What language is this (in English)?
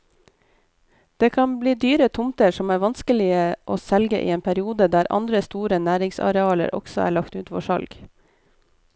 Norwegian